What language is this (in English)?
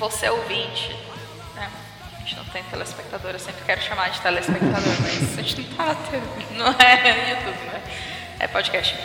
Portuguese